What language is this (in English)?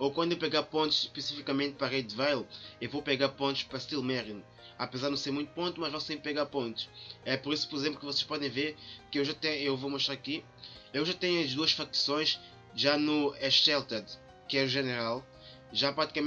Portuguese